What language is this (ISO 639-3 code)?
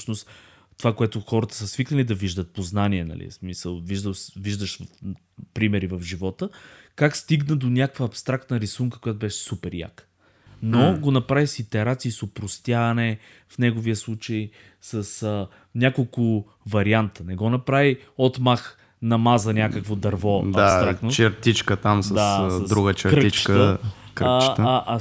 bul